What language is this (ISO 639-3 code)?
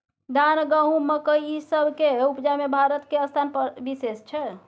mai